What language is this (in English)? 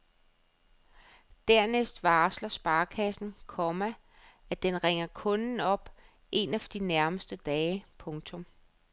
Danish